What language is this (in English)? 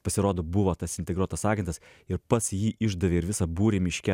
Lithuanian